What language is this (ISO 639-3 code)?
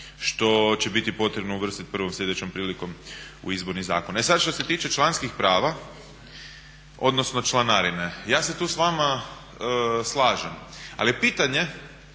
hrv